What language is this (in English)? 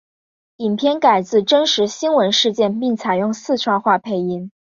Chinese